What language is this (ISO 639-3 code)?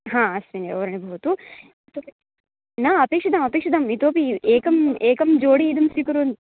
san